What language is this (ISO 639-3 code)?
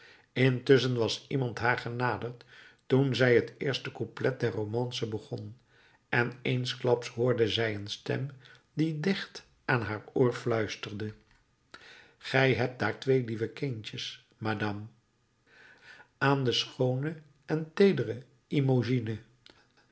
nld